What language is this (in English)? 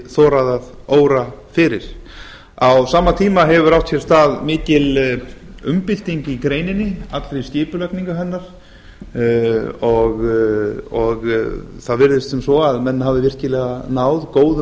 Icelandic